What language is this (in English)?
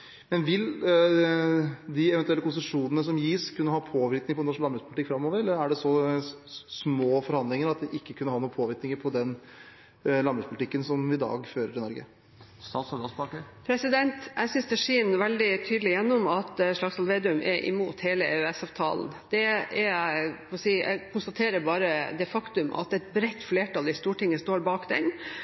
Norwegian Bokmål